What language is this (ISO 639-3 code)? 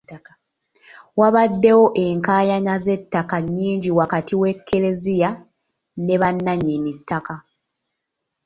lug